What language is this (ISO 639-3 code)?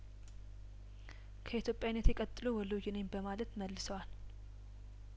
amh